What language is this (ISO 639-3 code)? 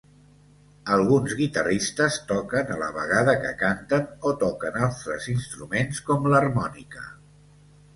cat